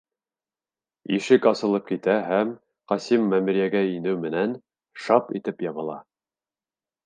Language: Bashkir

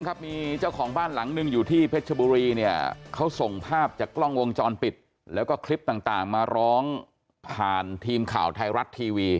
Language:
Thai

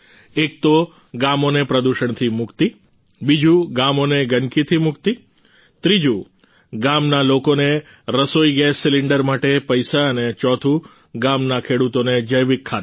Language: Gujarati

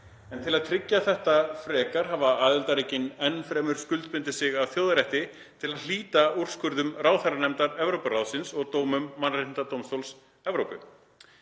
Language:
Icelandic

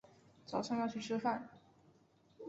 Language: Chinese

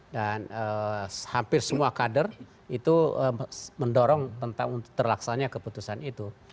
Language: Indonesian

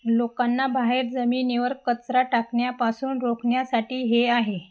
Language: Marathi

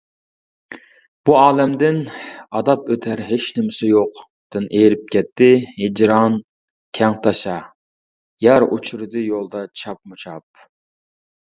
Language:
Uyghur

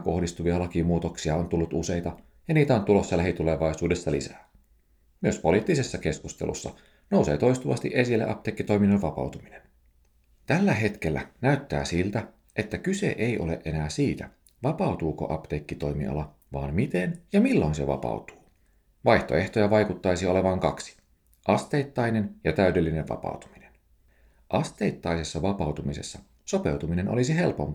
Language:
Finnish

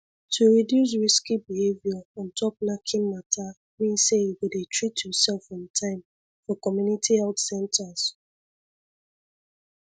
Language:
Nigerian Pidgin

